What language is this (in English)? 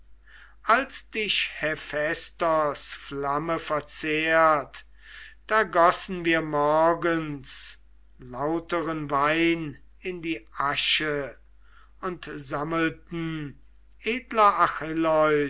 German